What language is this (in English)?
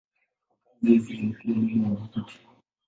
Swahili